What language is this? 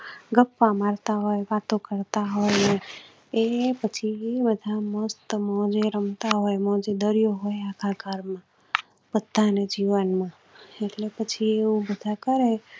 Gujarati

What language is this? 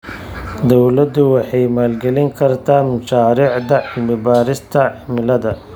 Somali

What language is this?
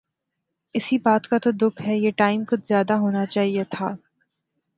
Urdu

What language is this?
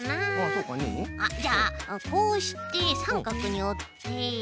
Japanese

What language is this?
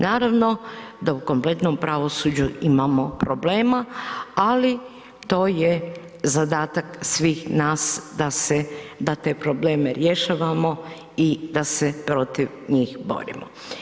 Croatian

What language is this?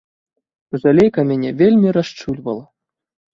Belarusian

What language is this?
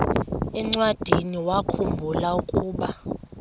Xhosa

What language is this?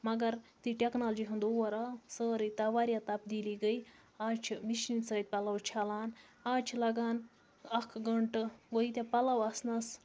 Kashmiri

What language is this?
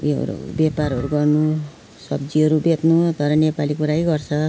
Nepali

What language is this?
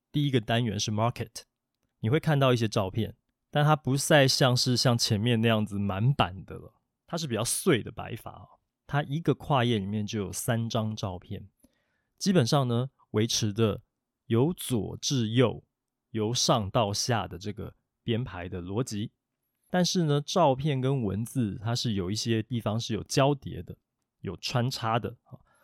Chinese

